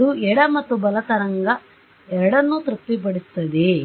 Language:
Kannada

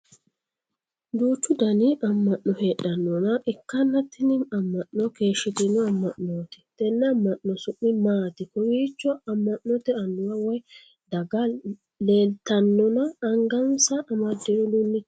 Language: Sidamo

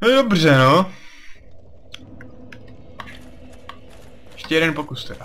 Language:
Czech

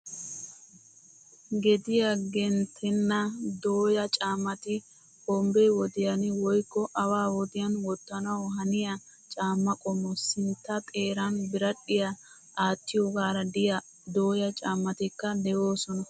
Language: Wolaytta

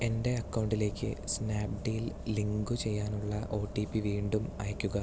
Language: Malayalam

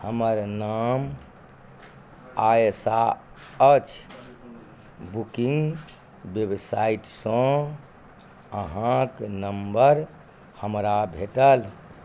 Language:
Maithili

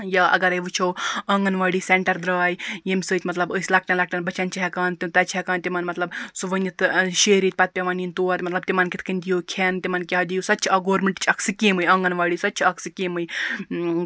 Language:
Kashmiri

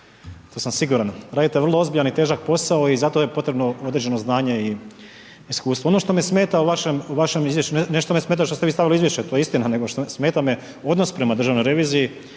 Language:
Croatian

